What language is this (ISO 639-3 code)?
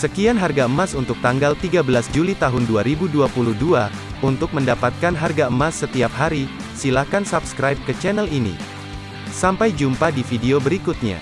ind